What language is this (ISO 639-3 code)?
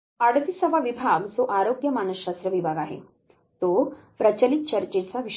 mar